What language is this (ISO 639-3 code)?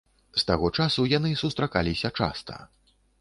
bel